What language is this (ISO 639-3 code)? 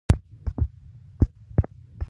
pus